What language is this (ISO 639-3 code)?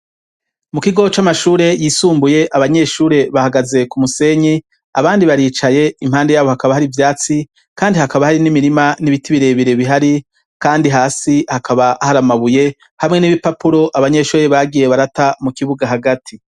run